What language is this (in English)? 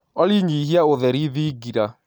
Kikuyu